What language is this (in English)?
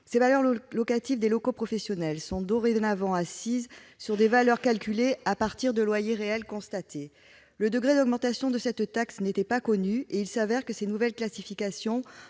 French